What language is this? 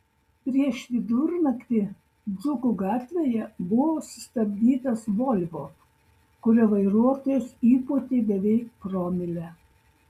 Lithuanian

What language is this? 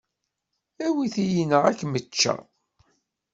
Kabyle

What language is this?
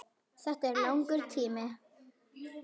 Icelandic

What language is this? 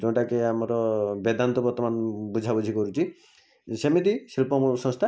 Odia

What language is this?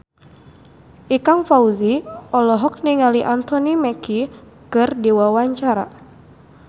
Sundanese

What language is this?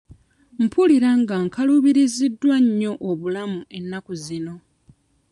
Ganda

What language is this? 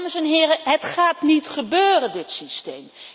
Dutch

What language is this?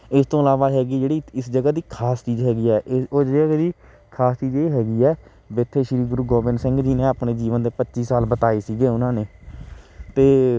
Punjabi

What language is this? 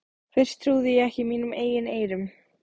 Icelandic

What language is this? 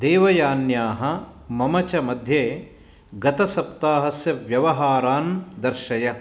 Sanskrit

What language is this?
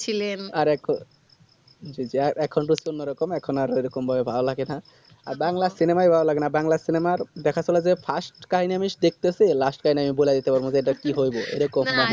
Bangla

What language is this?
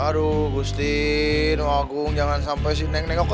Indonesian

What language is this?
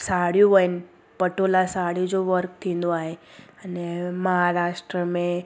Sindhi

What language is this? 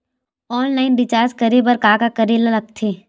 Chhattisgarhi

